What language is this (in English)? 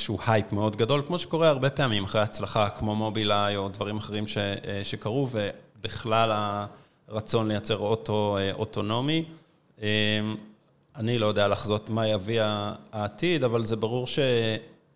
Hebrew